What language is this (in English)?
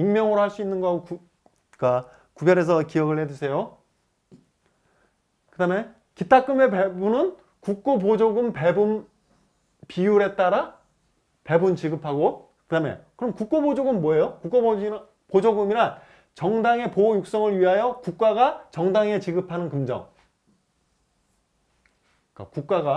Korean